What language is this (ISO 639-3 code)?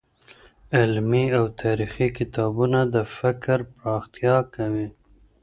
pus